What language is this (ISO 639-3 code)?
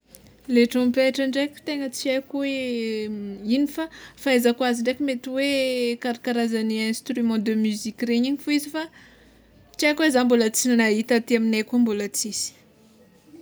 xmw